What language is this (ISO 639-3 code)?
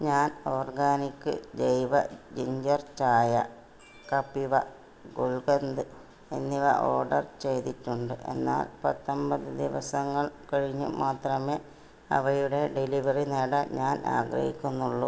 mal